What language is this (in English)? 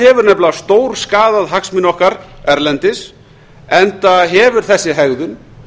Icelandic